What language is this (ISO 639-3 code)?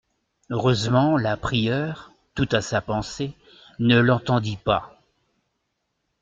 fra